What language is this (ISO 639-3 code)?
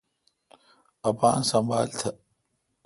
xka